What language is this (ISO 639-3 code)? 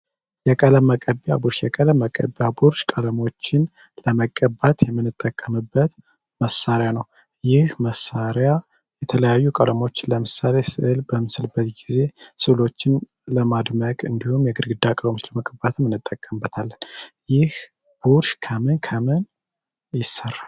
amh